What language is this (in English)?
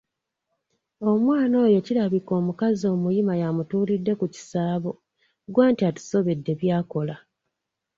Ganda